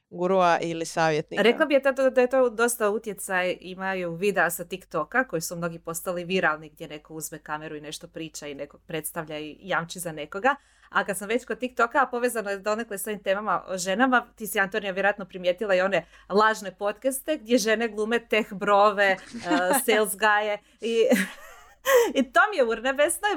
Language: Croatian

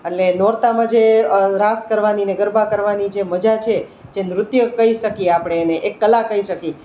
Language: Gujarati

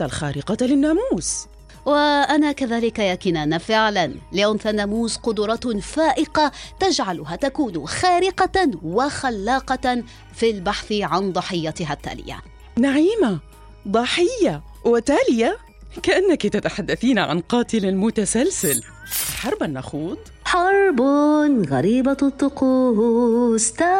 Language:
Arabic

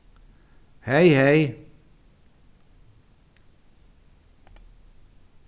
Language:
Faroese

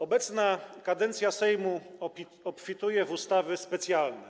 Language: Polish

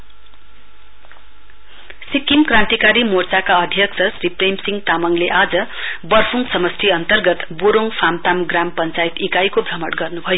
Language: Nepali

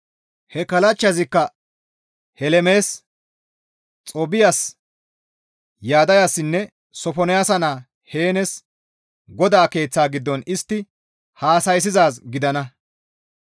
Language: Gamo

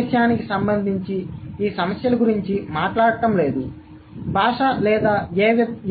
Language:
Telugu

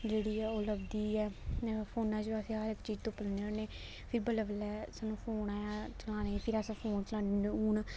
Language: Dogri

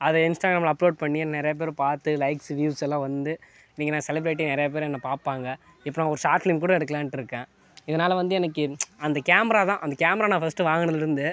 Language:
Tamil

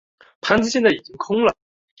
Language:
Chinese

